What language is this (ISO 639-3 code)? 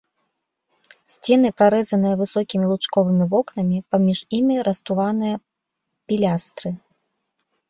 bel